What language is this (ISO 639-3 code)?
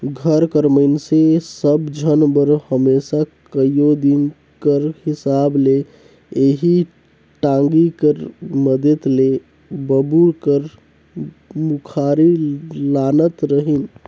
hne